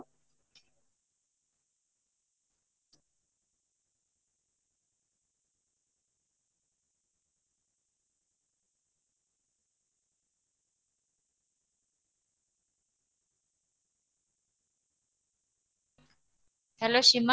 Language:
Odia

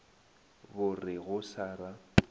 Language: Northern Sotho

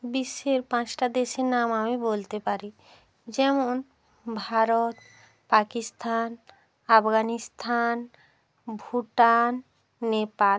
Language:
Bangla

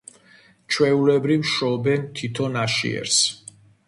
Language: Georgian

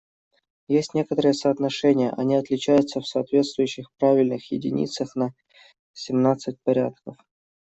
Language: Russian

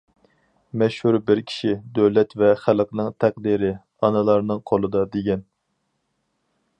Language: Uyghur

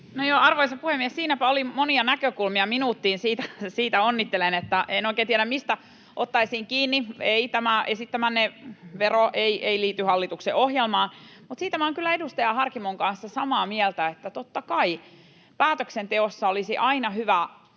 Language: Finnish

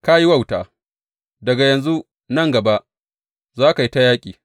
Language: Hausa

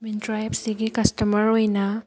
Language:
Manipuri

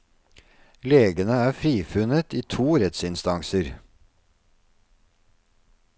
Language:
Norwegian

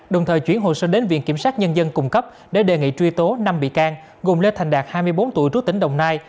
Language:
Vietnamese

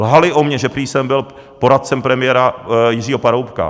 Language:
Czech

